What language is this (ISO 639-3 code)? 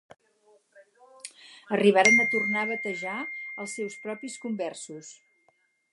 cat